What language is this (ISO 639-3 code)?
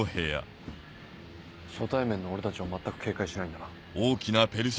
jpn